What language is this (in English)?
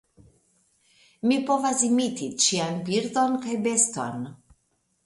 Esperanto